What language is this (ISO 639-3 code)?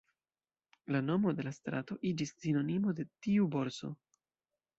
epo